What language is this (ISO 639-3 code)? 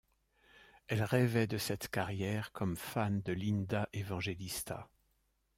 fra